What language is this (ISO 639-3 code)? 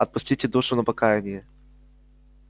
rus